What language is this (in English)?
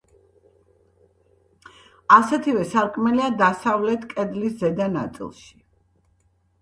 Georgian